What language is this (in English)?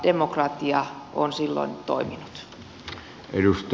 Finnish